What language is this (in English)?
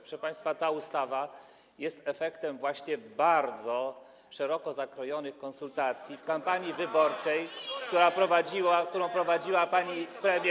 Polish